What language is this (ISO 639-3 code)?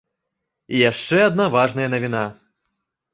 bel